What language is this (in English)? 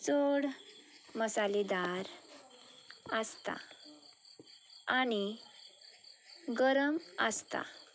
Konkani